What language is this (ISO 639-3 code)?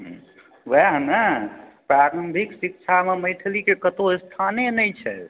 mai